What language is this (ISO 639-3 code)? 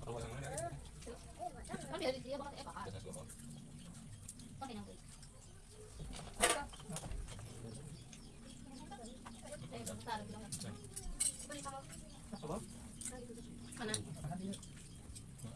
ind